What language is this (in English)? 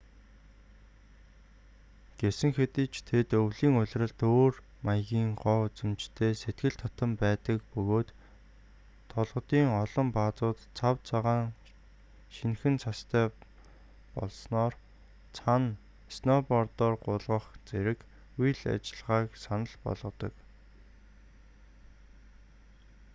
Mongolian